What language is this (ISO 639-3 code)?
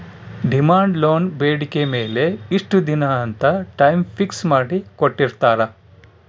kan